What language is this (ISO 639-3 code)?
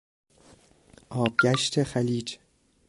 fas